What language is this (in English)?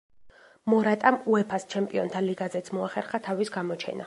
Georgian